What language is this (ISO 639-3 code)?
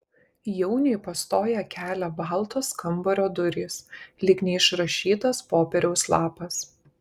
lit